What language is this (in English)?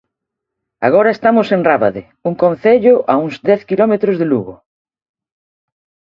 Galician